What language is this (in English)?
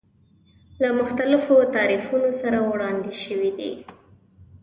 Pashto